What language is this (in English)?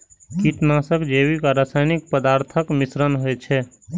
Maithili